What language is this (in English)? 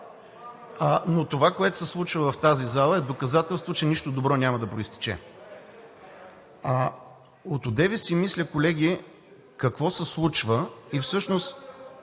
Bulgarian